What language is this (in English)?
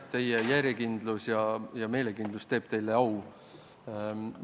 Estonian